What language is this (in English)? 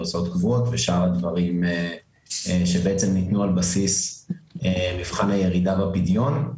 Hebrew